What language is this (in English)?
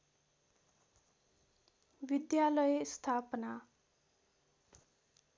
Nepali